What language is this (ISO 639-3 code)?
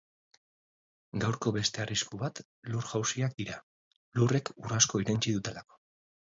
eus